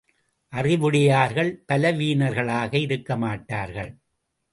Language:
Tamil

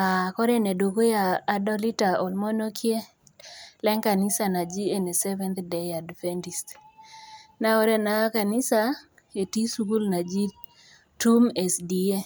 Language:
Masai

